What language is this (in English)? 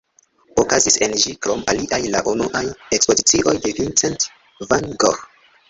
Esperanto